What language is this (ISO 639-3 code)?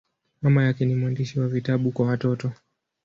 swa